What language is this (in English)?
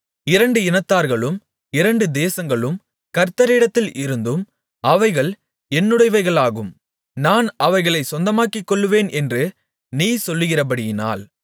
Tamil